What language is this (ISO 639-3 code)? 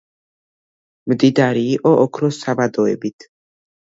kat